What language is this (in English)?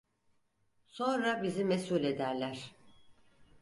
Turkish